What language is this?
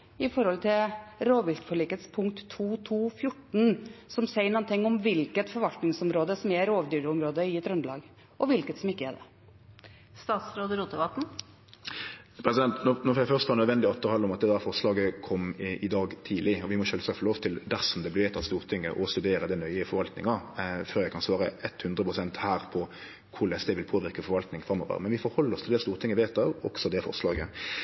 Norwegian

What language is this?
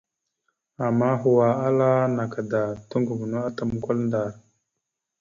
Mada (Cameroon)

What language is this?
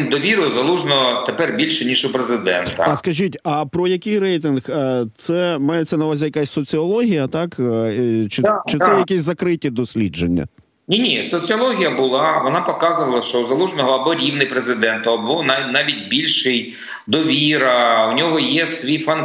Ukrainian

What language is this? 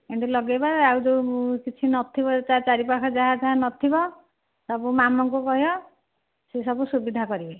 Odia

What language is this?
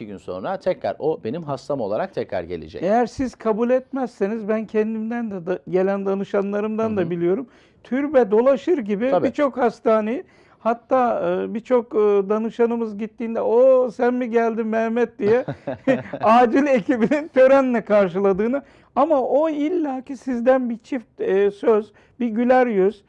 Turkish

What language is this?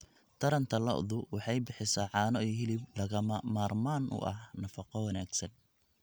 Somali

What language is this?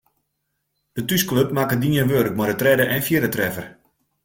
Western Frisian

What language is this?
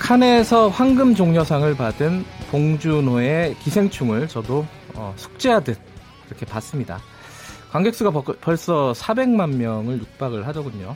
Korean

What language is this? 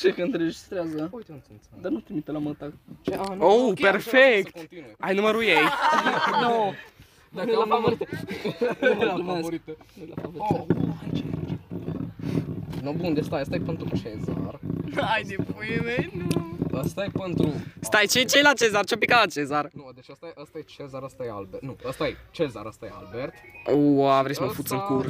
Romanian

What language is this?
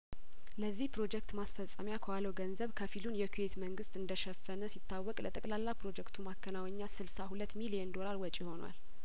Amharic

